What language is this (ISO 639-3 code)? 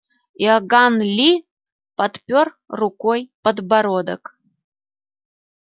rus